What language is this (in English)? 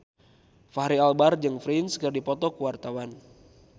Sundanese